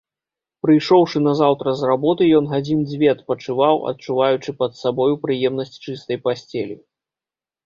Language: Belarusian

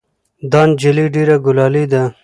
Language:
Pashto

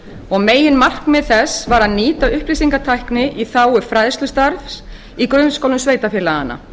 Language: Icelandic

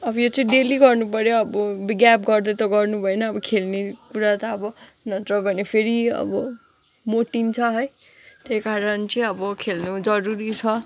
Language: Nepali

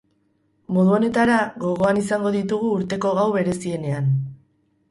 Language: Basque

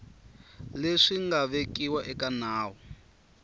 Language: Tsonga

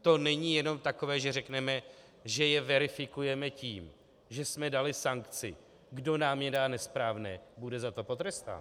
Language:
Czech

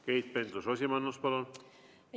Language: Estonian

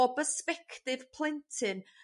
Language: Welsh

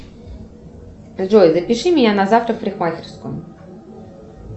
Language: Russian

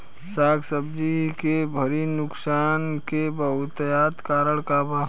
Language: Bhojpuri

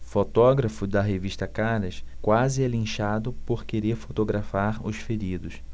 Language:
Portuguese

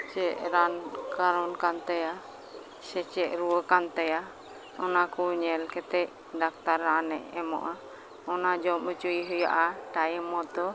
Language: Santali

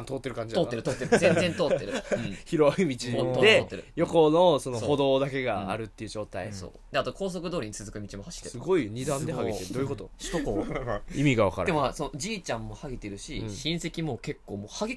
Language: Japanese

